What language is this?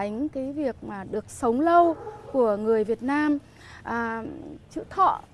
Vietnamese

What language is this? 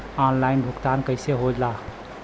Bhojpuri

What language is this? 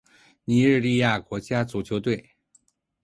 Chinese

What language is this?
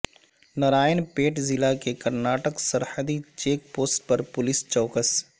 Urdu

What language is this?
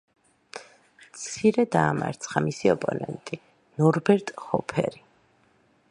Georgian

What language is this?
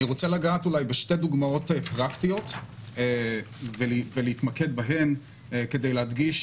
Hebrew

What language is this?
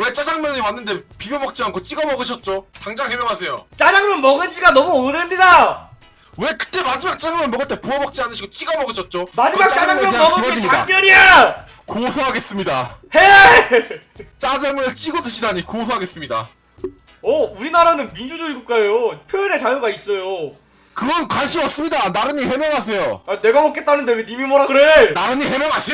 Korean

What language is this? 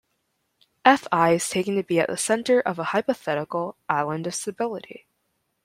English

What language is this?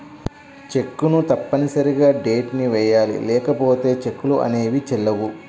Telugu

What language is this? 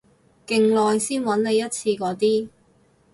Cantonese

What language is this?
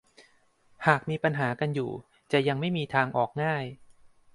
Thai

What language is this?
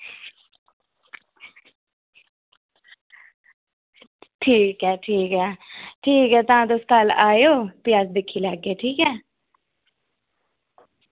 Dogri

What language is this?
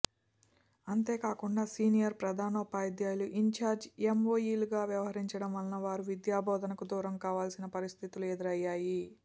Telugu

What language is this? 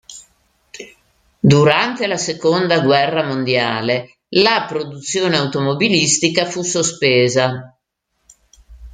Italian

